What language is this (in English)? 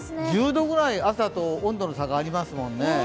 Japanese